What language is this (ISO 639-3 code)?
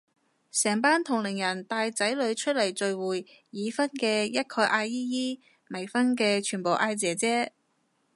yue